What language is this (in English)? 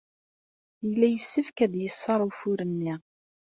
Kabyle